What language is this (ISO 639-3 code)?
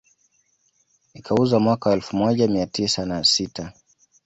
swa